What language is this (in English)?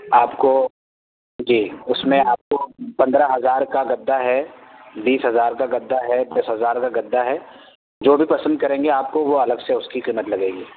Urdu